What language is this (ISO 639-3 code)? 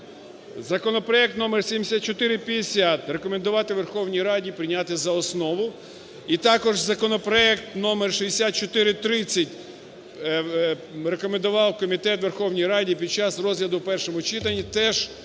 ukr